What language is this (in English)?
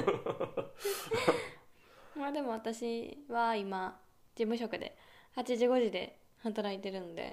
Japanese